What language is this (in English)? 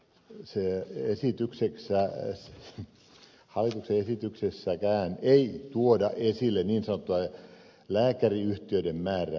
Finnish